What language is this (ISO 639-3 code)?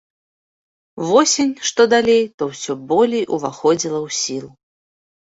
bel